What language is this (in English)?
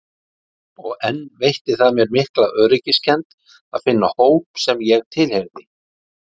Icelandic